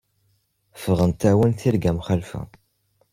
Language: Kabyle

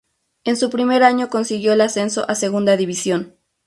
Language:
Spanish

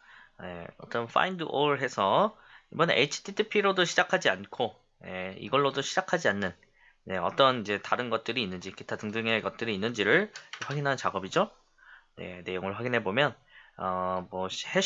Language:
Korean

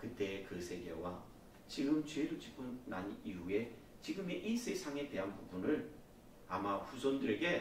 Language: Korean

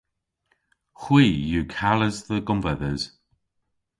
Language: Cornish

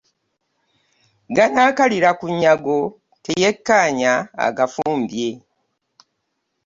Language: Ganda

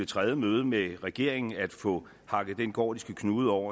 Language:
Danish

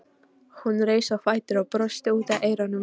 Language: Icelandic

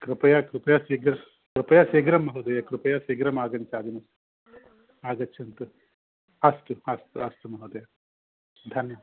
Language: Sanskrit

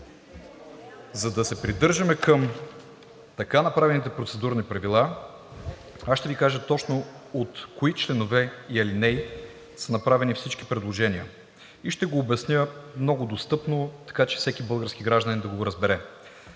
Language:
Bulgarian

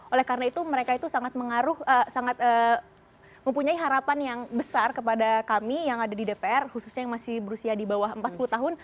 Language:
Indonesian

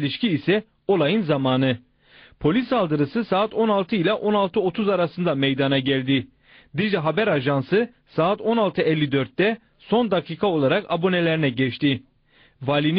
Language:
Turkish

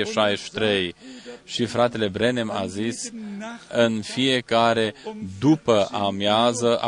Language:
Romanian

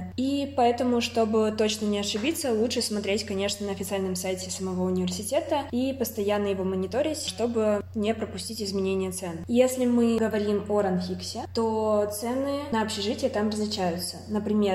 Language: Russian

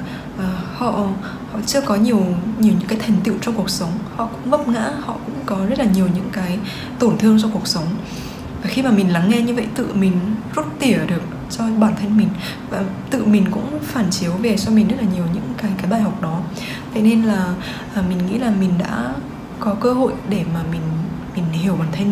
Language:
Vietnamese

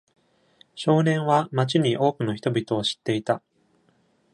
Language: Japanese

